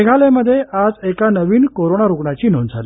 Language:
Marathi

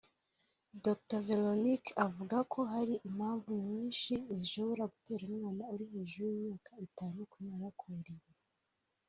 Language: Kinyarwanda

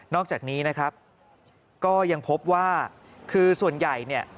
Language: Thai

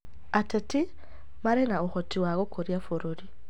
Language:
Kikuyu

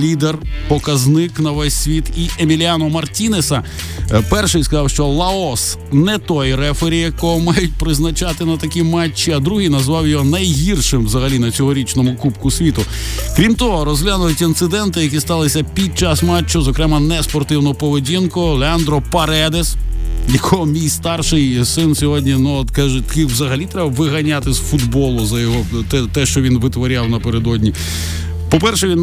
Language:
Ukrainian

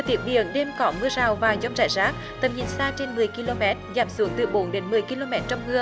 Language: Vietnamese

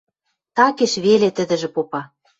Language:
Western Mari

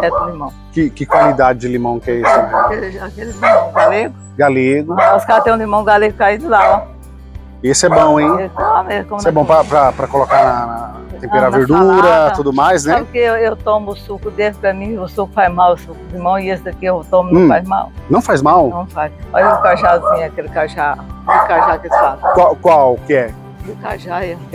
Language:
Portuguese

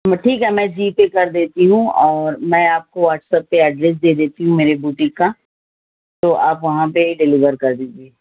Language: Urdu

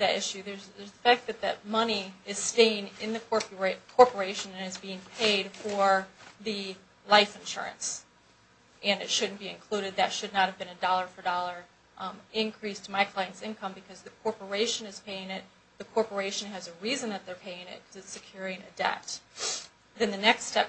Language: English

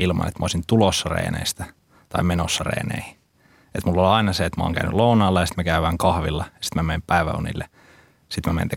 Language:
Finnish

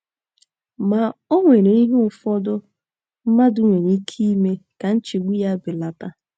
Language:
Igbo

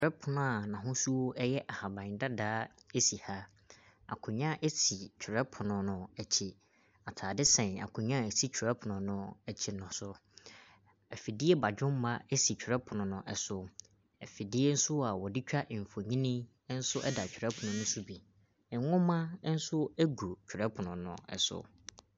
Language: Akan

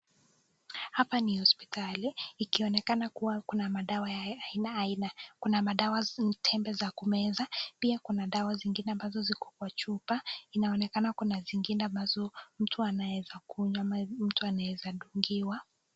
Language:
Swahili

